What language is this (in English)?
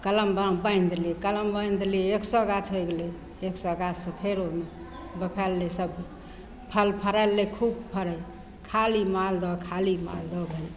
Maithili